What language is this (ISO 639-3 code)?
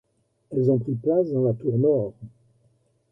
fra